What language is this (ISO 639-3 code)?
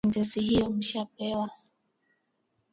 swa